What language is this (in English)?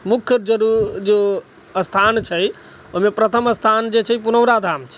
Maithili